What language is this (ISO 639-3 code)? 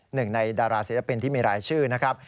tha